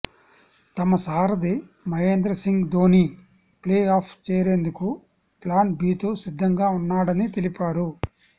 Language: Telugu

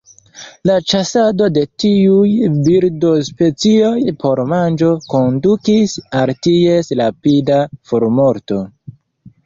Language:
Esperanto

